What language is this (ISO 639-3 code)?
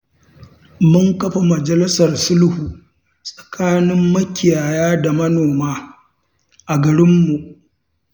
hau